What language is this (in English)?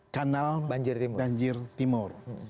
Indonesian